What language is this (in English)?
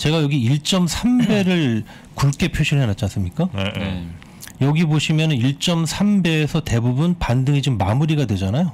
Korean